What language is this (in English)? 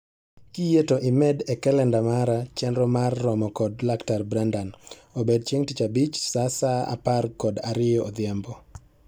Luo (Kenya and Tanzania)